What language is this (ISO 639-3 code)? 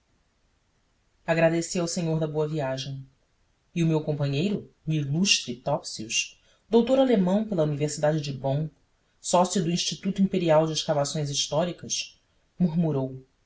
por